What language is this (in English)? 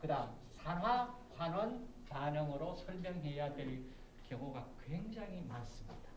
Korean